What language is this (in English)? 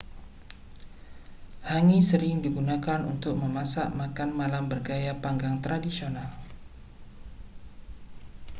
Indonesian